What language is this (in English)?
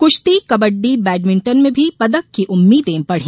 Hindi